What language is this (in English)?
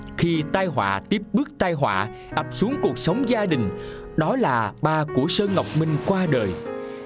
Vietnamese